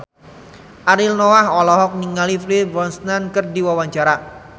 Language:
Sundanese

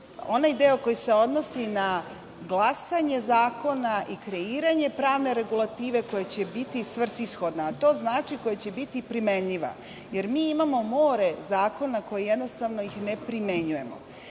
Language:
Serbian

